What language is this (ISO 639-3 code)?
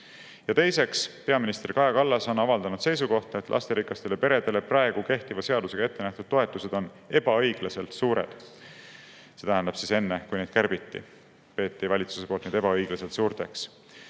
est